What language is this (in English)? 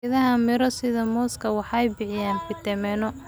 Somali